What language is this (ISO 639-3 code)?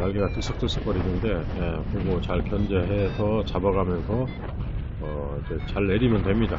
kor